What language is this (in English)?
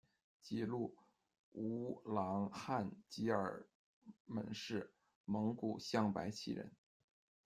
Chinese